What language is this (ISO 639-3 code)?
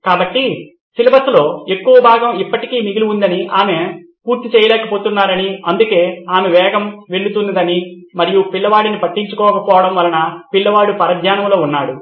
tel